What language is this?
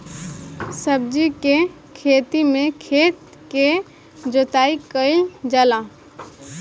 Bhojpuri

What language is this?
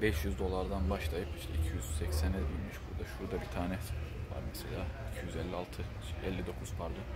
Turkish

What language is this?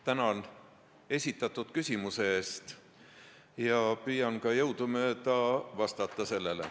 Estonian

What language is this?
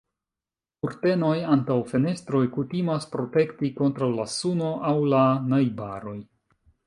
Esperanto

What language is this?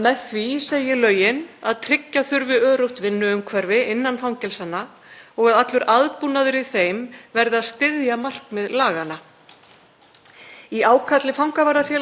Icelandic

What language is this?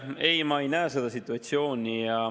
Estonian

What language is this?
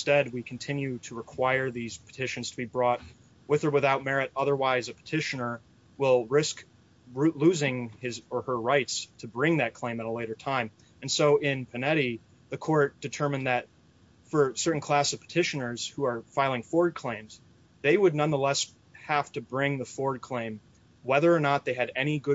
English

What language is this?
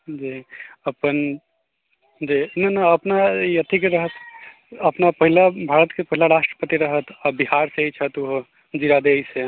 Maithili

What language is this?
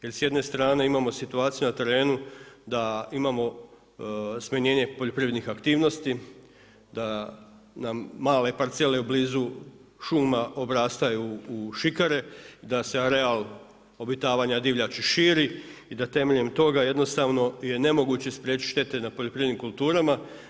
Croatian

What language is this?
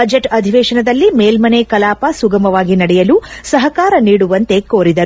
Kannada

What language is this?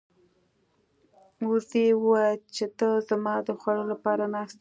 Pashto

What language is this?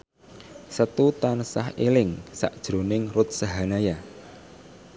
Javanese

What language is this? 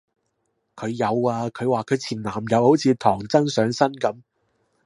Cantonese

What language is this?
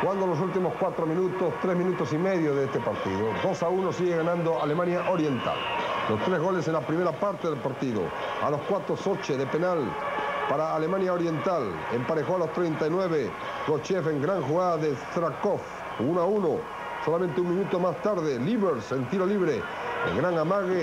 Spanish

